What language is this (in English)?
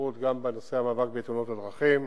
Hebrew